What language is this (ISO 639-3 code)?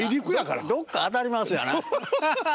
jpn